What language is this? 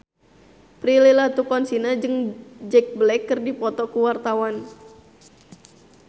Sundanese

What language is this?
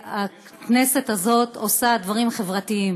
Hebrew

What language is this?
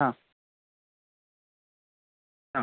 Marathi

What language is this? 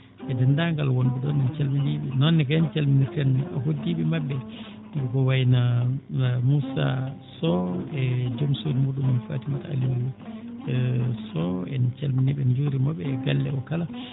Fula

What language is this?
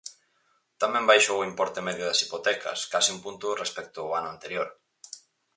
Galician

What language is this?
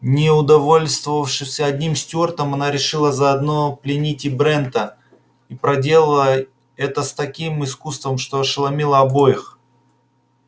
Russian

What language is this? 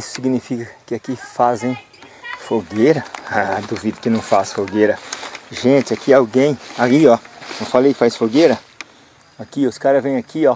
Portuguese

